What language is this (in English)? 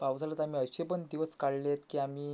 Marathi